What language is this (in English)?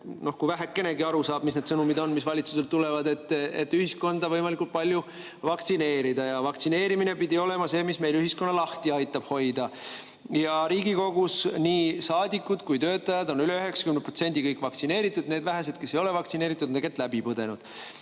Estonian